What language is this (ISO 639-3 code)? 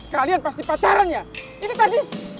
ind